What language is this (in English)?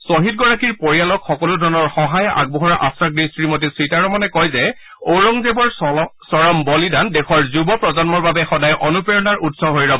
Assamese